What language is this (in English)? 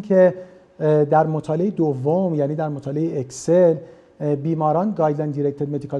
Persian